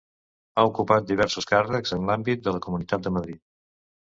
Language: Catalan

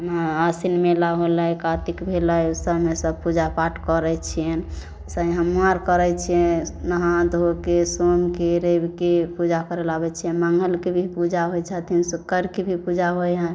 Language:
Maithili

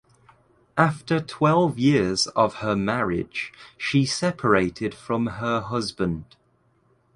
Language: English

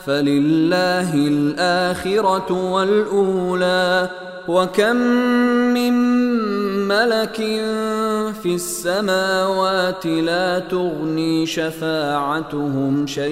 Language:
Arabic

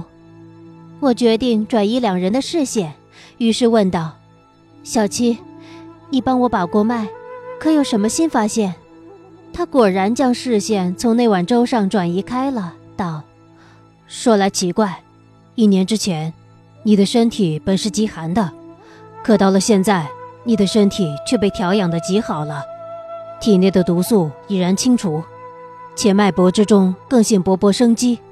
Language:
Chinese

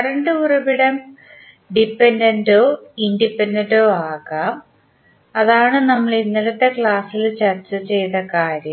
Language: Malayalam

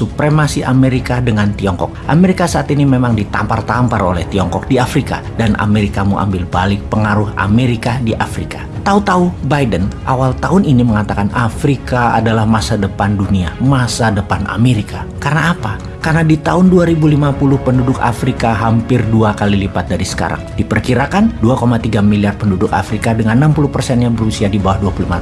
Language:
Indonesian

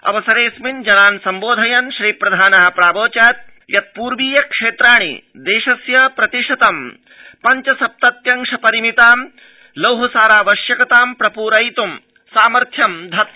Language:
Sanskrit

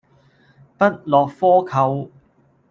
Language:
Cantonese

